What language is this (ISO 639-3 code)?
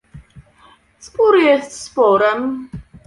pol